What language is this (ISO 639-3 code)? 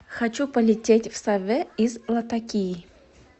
rus